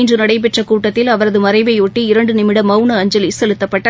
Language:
Tamil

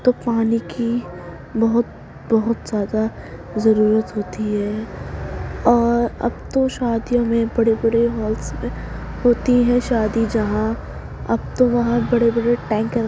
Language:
Urdu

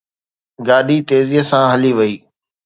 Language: Sindhi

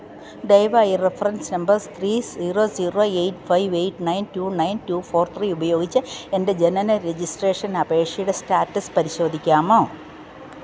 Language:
Malayalam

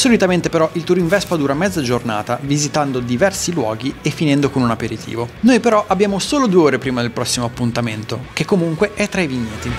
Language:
Italian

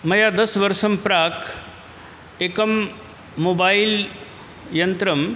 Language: Sanskrit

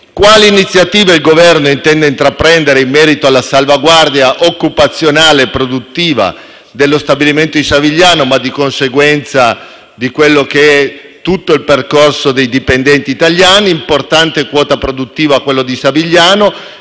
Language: Italian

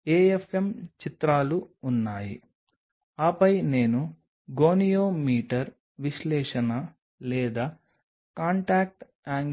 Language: Telugu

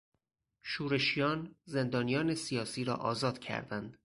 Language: Persian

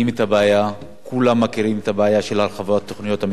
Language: Hebrew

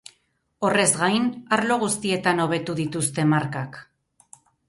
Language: Basque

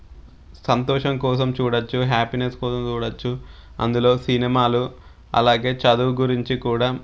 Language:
Telugu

